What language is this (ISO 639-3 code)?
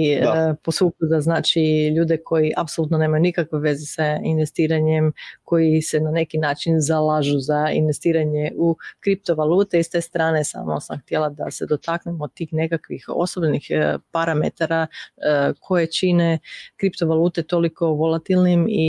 hrv